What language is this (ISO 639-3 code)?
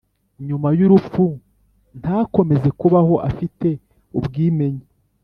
kin